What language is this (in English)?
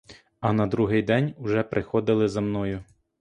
Ukrainian